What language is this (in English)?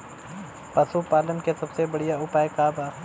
Bhojpuri